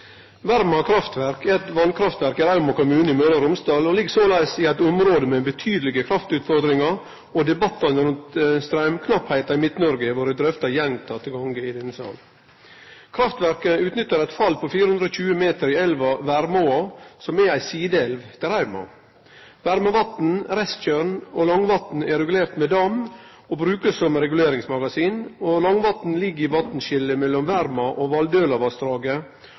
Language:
Norwegian Nynorsk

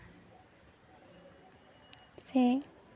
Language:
Santali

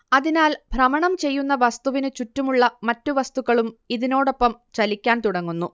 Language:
Malayalam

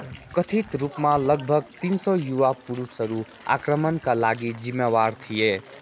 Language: Nepali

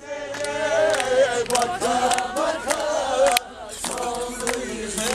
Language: Turkish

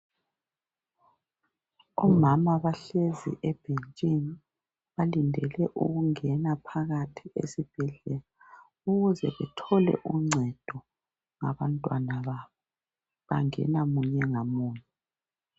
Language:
North Ndebele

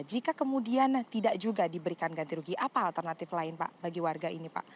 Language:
Indonesian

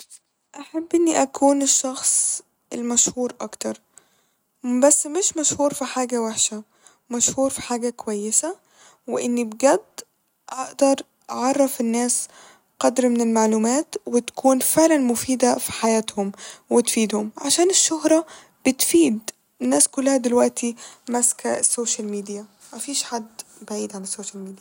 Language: Egyptian Arabic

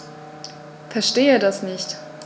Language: German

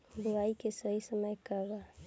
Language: Bhojpuri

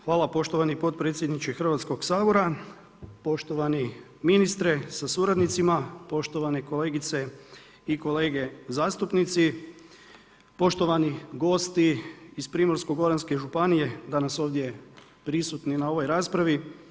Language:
Croatian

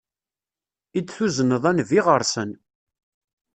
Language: Kabyle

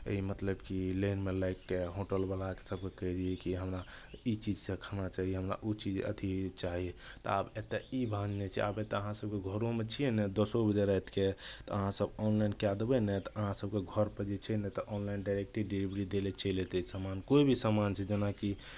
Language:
Maithili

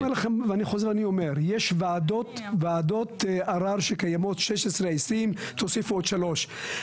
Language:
Hebrew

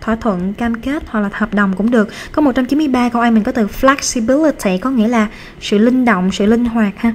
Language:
Vietnamese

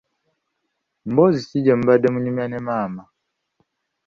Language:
Ganda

